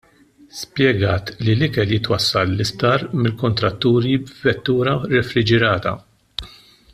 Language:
Maltese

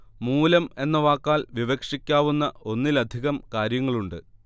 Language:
Malayalam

